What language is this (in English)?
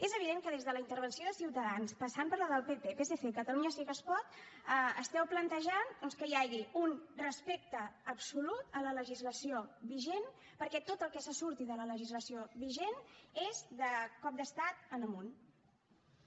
Catalan